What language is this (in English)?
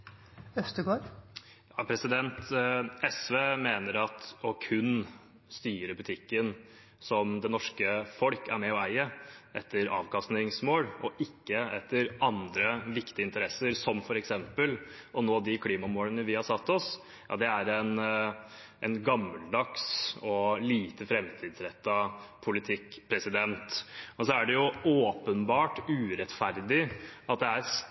Norwegian Bokmål